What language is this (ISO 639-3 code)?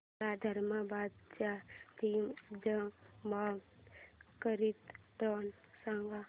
mar